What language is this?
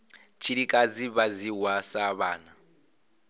Venda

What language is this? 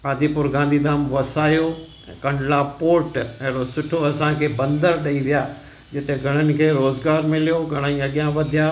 Sindhi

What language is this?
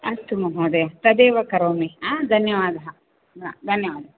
Sanskrit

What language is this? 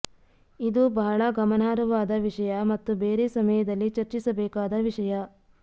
Kannada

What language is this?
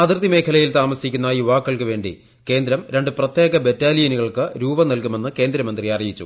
Malayalam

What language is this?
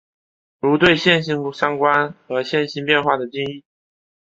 Chinese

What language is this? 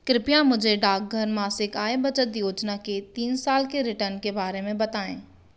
Hindi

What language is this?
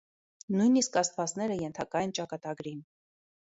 Armenian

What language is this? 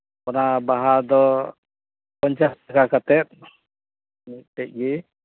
Santali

